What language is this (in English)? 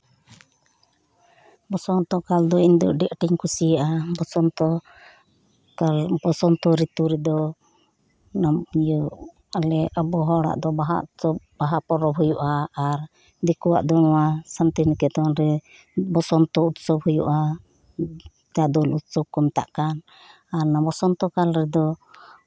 Santali